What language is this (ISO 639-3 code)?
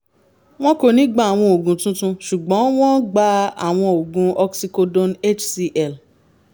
yor